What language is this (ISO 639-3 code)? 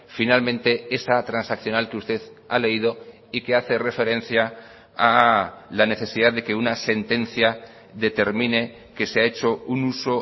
spa